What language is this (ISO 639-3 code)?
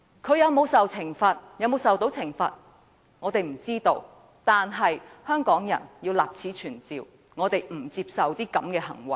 yue